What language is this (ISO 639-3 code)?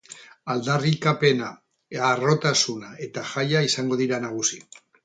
eus